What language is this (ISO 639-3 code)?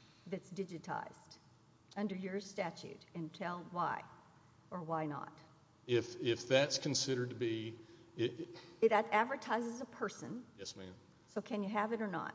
eng